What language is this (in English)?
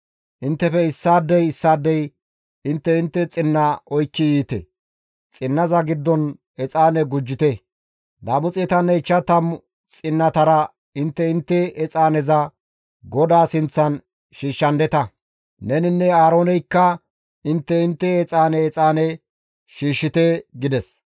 Gamo